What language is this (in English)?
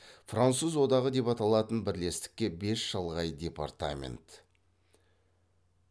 Kazakh